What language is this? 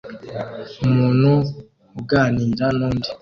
Kinyarwanda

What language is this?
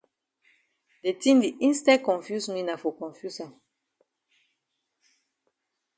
Cameroon Pidgin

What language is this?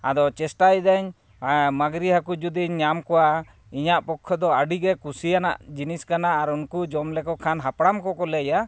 Santali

